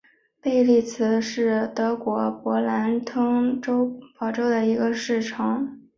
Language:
Chinese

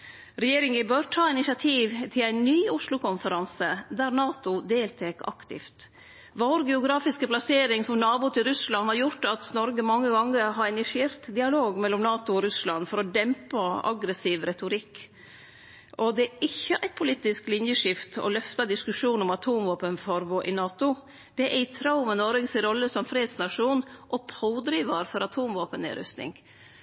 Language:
Norwegian Nynorsk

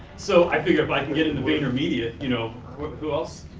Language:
English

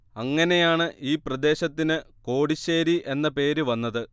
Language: Malayalam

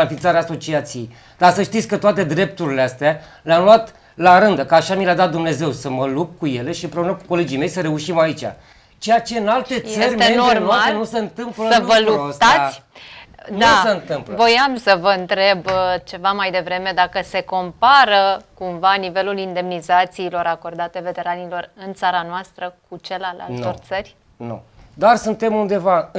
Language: Romanian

